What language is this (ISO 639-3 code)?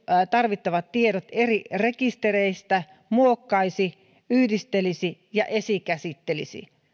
fin